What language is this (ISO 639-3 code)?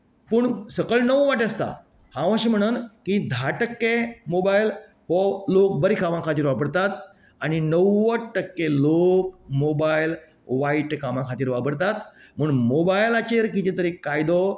kok